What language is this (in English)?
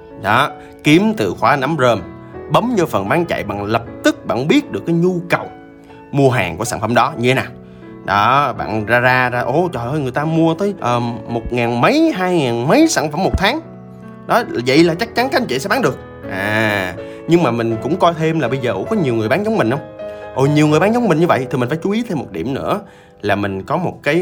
Vietnamese